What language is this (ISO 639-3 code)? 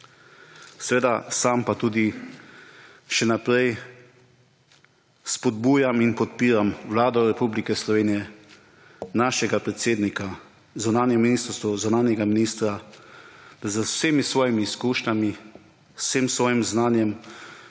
slv